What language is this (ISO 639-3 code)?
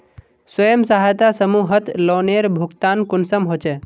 mag